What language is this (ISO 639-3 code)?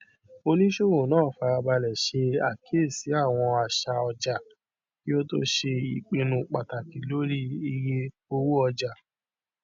yor